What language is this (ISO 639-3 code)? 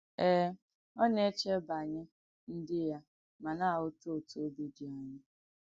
ibo